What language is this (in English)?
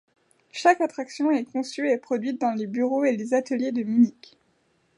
French